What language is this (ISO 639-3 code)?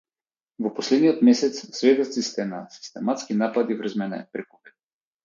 mkd